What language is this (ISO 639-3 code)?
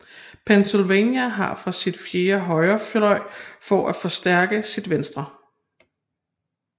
dan